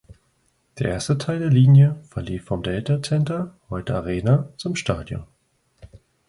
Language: German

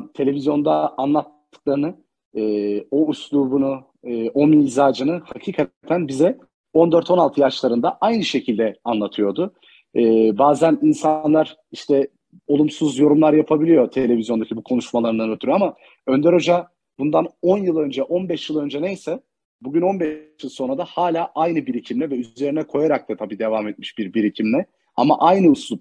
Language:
Turkish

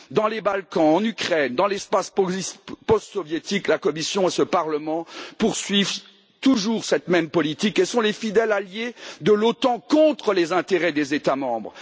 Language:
French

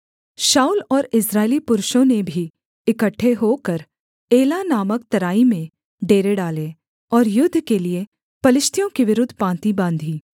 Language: Hindi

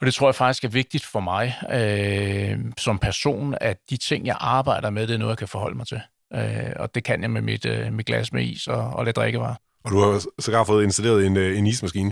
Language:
Danish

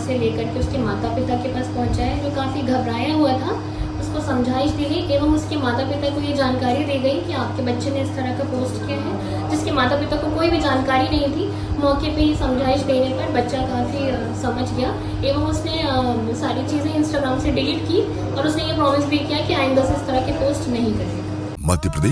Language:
Hindi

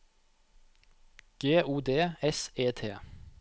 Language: Norwegian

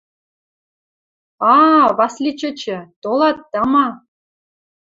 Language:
Western Mari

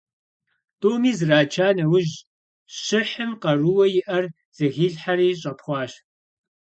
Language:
Kabardian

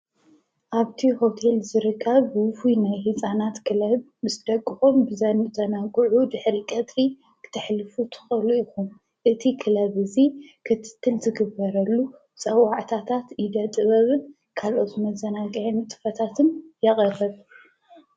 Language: Tigrinya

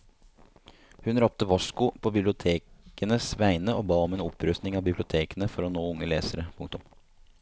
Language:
Norwegian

